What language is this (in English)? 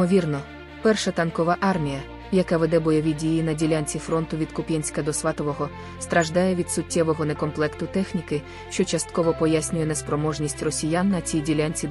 Ukrainian